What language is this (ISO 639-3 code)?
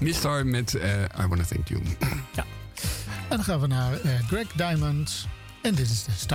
nld